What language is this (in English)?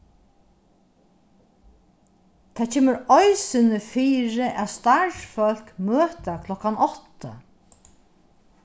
Faroese